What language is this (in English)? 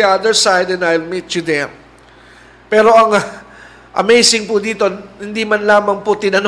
Filipino